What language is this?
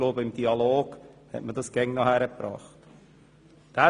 Swiss German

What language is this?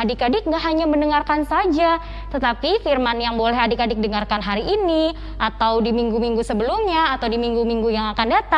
Indonesian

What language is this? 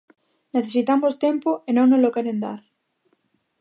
Galician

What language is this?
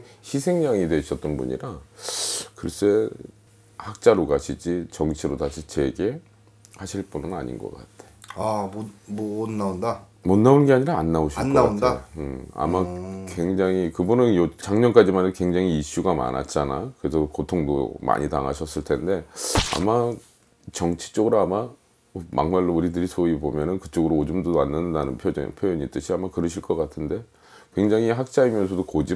Korean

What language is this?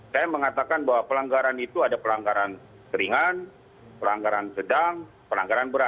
Indonesian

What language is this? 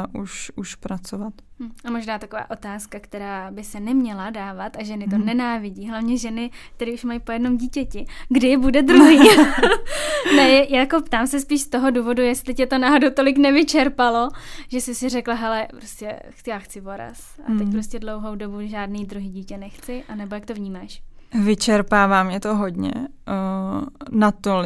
Czech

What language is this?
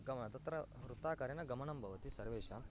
Sanskrit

